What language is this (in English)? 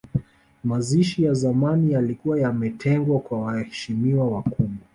Swahili